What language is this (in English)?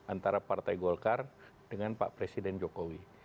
Indonesian